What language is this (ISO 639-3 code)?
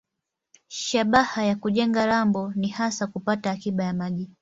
swa